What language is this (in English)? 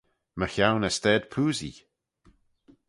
Manx